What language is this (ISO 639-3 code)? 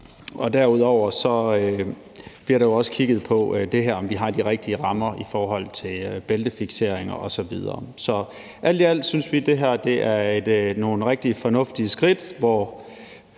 dan